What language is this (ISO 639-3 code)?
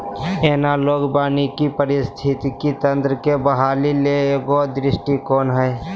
mag